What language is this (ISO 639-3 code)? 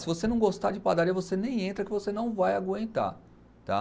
por